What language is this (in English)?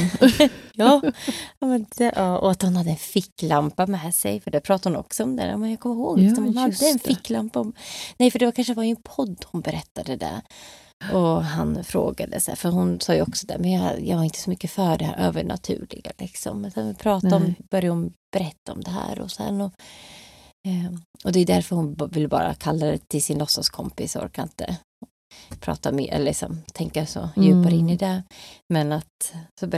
Swedish